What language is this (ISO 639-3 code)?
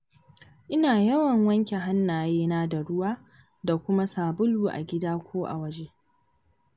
hau